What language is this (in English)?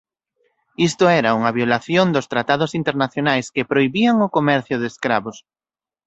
Galician